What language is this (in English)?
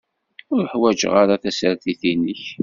Kabyle